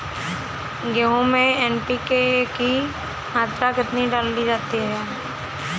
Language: Hindi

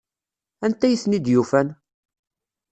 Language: Kabyle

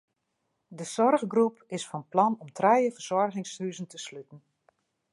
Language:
Western Frisian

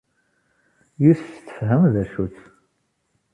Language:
Kabyle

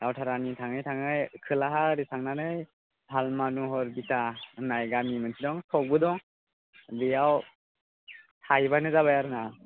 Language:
Bodo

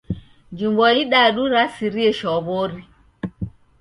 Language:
Taita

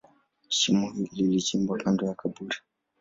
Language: Swahili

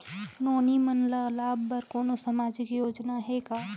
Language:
Chhattisgarhi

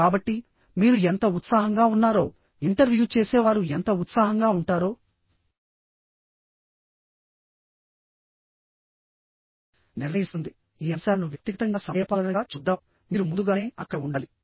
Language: Telugu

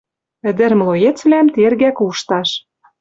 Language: Western Mari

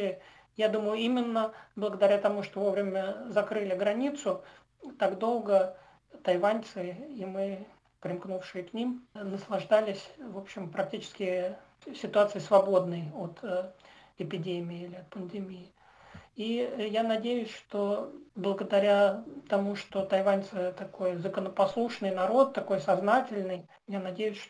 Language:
Russian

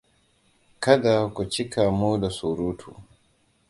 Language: Hausa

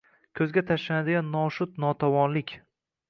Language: Uzbek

